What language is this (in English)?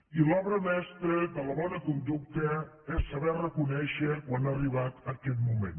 Catalan